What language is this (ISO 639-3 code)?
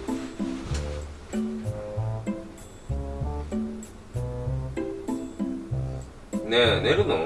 jpn